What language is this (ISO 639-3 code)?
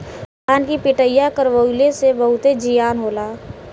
bho